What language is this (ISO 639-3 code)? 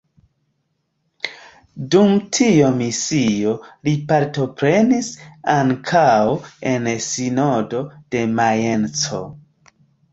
epo